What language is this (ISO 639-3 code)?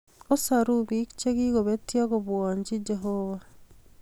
kln